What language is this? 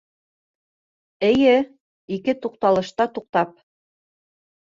Bashkir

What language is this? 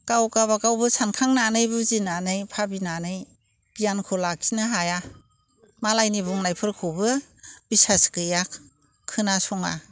Bodo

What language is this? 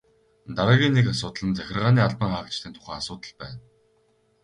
Mongolian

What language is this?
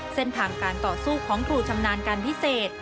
Thai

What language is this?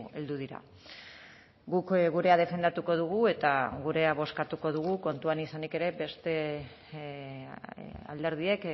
Basque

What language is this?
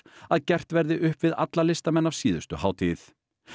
Icelandic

